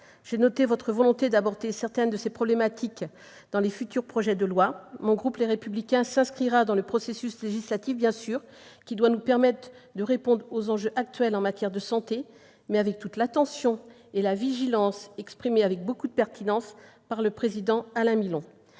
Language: French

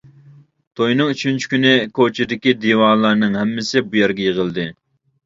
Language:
Uyghur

